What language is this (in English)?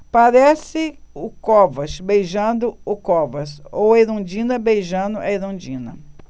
Portuguese